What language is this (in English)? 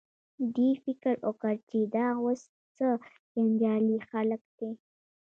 Pashto